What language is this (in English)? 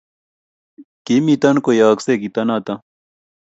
Kalenjin